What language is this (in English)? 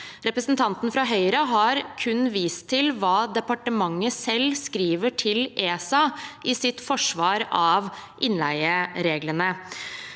Norwegian